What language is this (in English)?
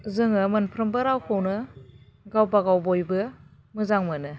Bodo